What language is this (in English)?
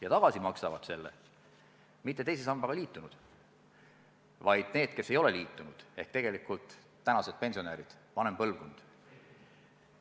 Estonian